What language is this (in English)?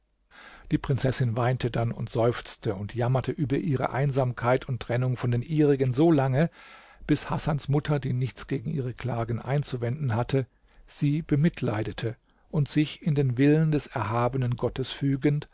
German